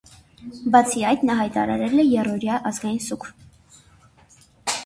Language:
Armenian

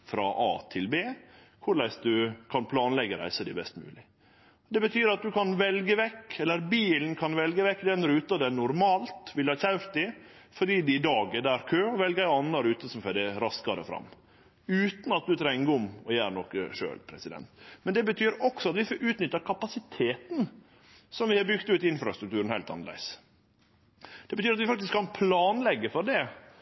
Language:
Norwegian Nynorsk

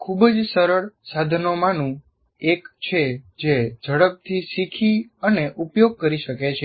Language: Gujarati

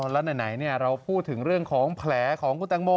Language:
Thai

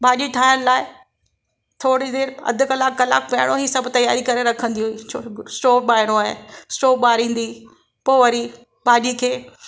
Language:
Sindhi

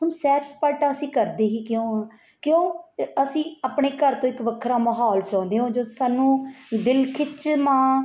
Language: Punjabi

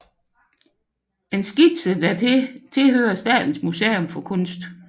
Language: Danish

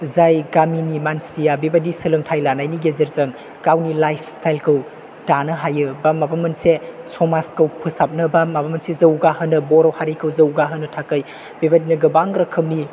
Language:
Bodo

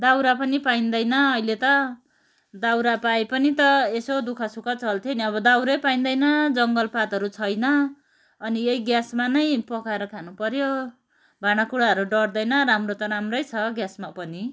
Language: Nepali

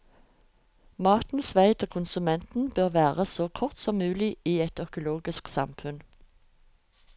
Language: Norwegian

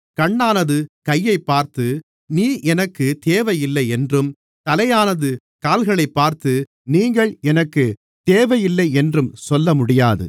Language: Tamil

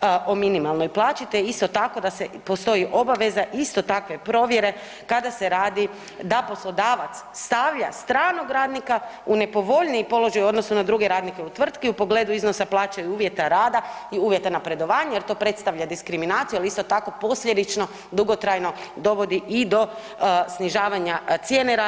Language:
Croatian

